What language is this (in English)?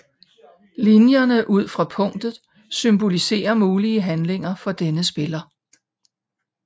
Danish